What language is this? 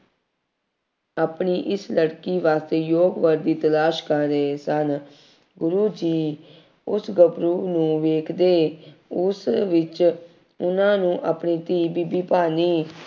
Punjabi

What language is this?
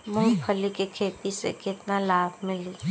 Bhojpuri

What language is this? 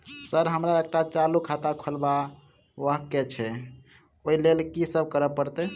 Maithili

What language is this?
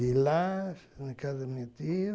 Portuguese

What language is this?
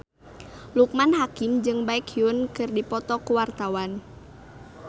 Sundanese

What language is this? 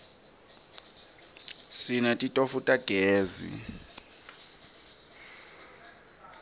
Swati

